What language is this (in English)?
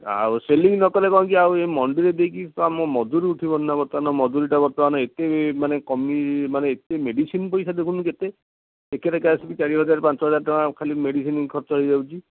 Odia